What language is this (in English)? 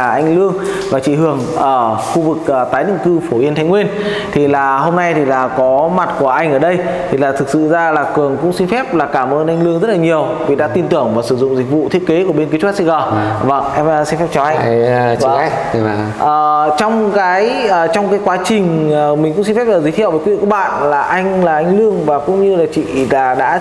Vietnamese